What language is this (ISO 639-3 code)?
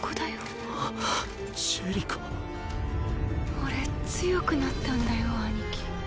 jpn